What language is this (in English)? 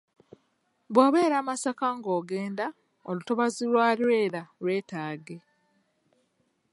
Ganda